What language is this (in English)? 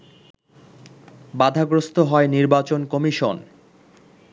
Bangla